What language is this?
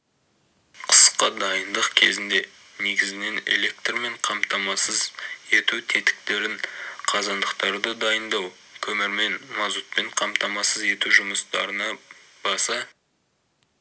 Kazakh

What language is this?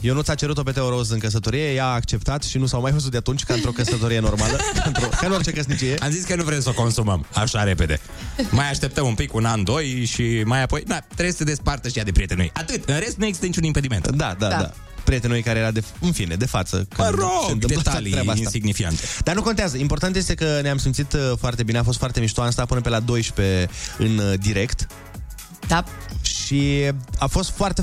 Romanian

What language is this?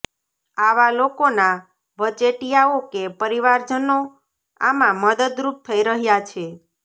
Gujarati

